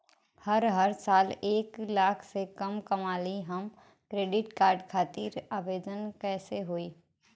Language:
Bhojpuri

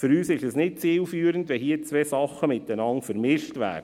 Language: Swiss German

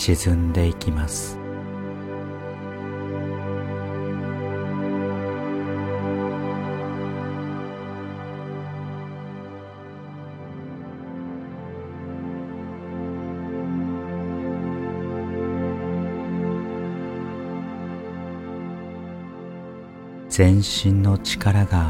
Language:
Japanese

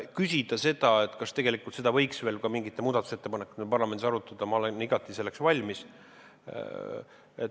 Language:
Estonian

